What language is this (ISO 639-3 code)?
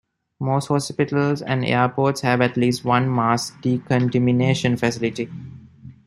eng